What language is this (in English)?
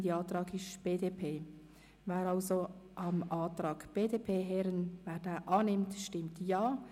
Swiss German